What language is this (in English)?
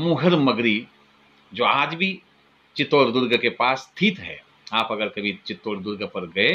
Hindi